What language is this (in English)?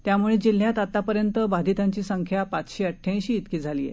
Marathi